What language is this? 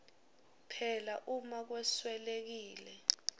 Swati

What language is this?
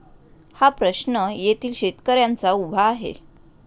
Marathi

